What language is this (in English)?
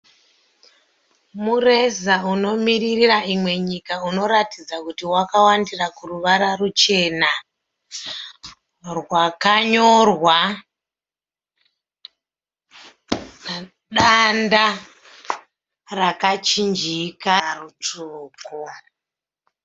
Shona